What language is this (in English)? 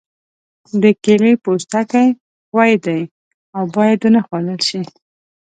Pashto